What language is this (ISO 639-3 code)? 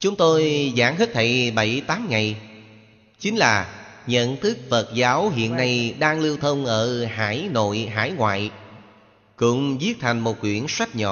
vie